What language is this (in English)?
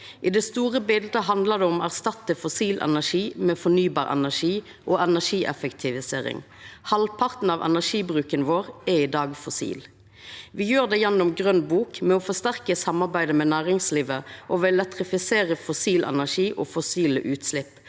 Norwegian